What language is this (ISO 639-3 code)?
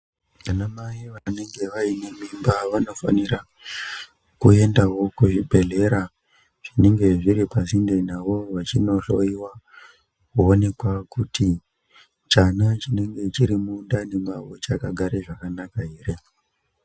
ndc